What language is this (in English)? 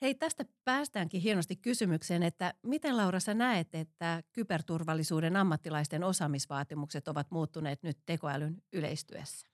Finnish